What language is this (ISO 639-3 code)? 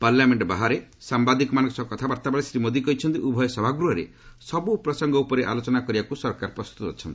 ori